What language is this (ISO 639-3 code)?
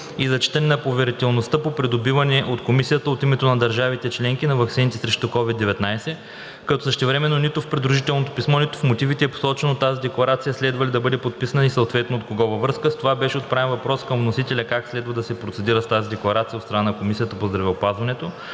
bul